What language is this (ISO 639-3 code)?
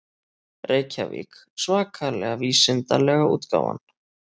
isl